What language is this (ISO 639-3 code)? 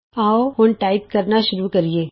pan